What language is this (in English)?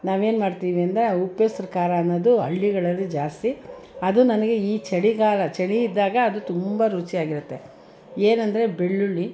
Kannada